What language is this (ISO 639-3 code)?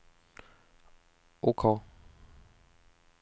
swe